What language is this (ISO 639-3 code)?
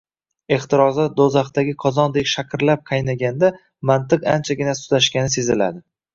uzb